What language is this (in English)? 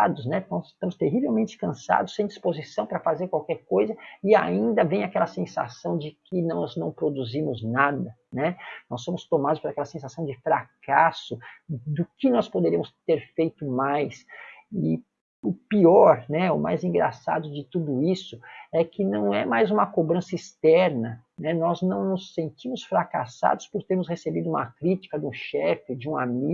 Portuguese